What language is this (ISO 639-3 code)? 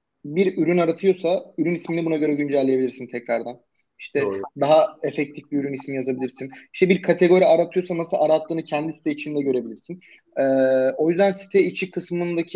tur